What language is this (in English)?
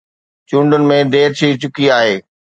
Sindhi